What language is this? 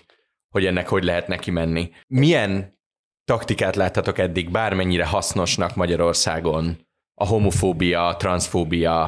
Hungarian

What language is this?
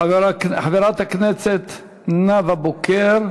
Hebrew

